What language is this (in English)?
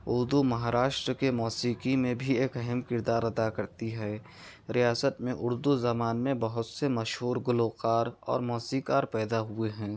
Urdu